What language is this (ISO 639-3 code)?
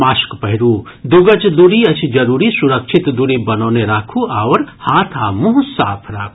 mai